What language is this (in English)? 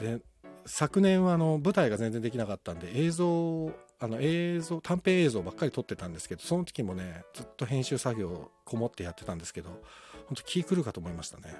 Japanese